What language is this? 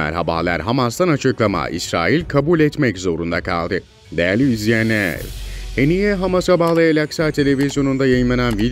Turkish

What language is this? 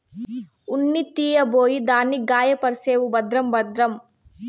Telugu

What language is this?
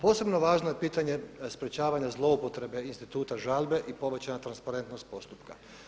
Croatian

